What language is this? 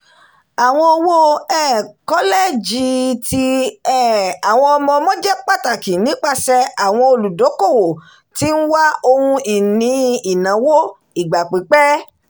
Yoruba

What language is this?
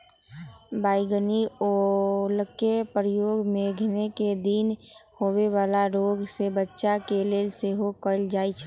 Magahi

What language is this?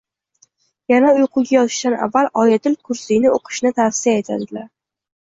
Uzbek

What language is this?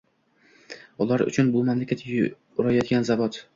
Uzbek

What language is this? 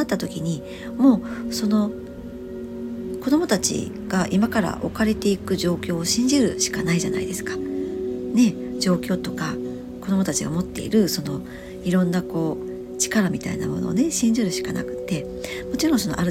Japanese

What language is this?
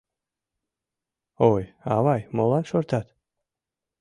Mari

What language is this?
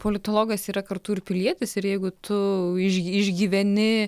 Lithuanian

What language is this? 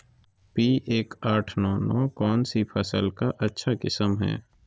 Magahi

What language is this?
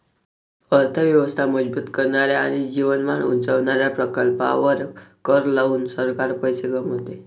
Marathi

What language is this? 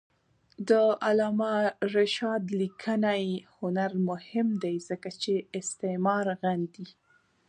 Pashto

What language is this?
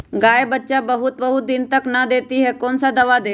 Magahi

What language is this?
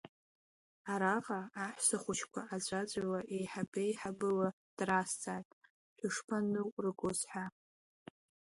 Abkhazian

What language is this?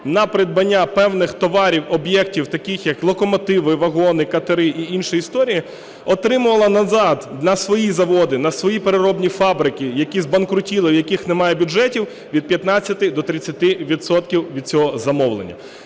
Ukrainian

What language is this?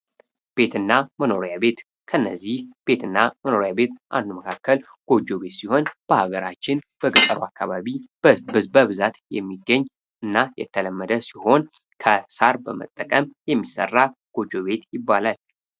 Amharic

